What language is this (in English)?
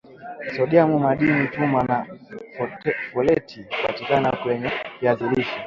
Swahili